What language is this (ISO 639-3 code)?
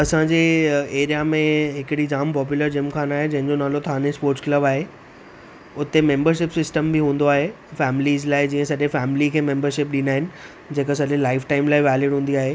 snd